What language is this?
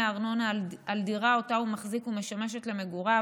Hebrew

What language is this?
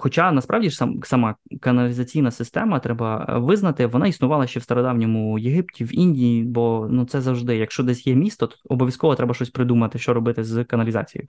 Ukrainian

